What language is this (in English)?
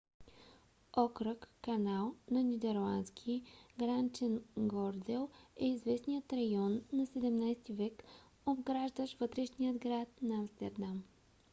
Bulgarian